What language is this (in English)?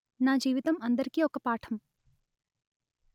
Telugu